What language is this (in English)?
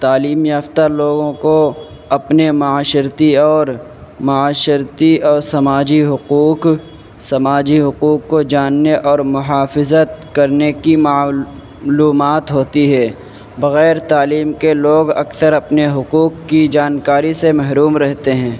Urdu